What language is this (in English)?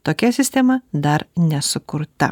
Lithuanian